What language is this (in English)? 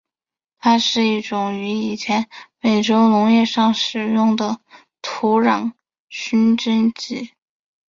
Chinese